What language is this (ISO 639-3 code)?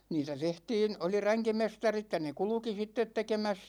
fin